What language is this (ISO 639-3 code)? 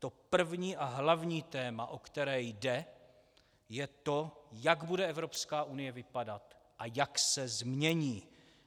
ces